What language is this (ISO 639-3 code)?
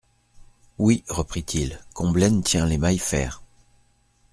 fra